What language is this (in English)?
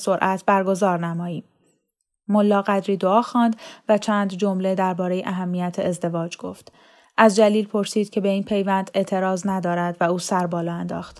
Persian